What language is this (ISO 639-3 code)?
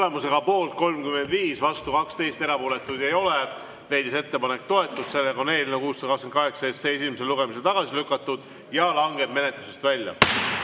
est